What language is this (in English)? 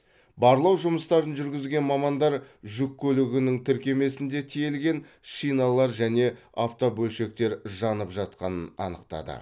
Kazakh